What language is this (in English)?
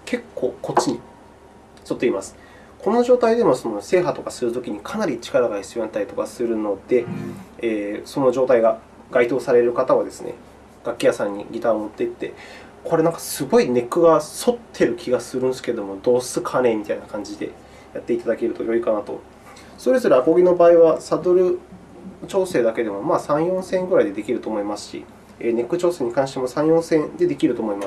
Japanese